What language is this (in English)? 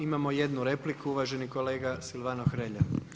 Croatian